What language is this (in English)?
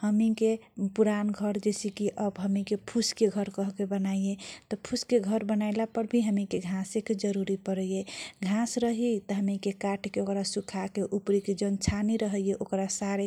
Kochila Tharu